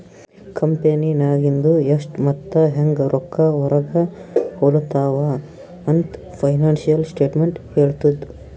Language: Kannada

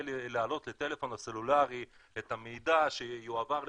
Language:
Hebrew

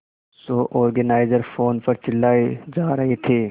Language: Hindi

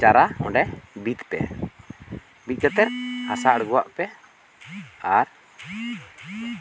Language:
Santali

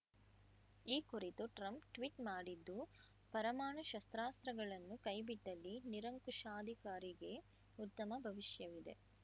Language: Kannada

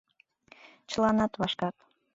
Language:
Mari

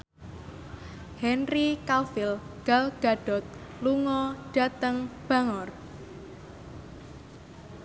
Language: Javanese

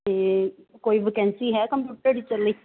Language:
Punjabi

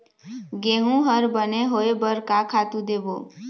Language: Chhattisgarhi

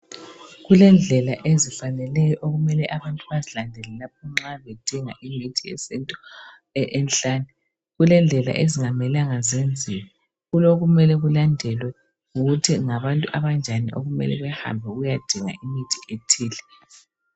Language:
North Ndebele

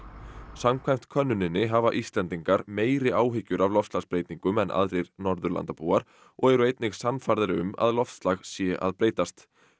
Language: Icelandic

